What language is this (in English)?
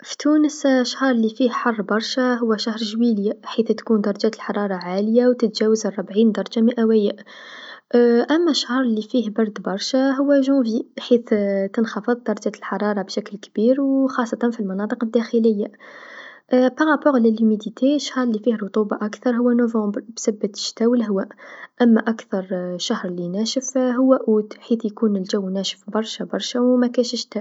Tunisian Arabic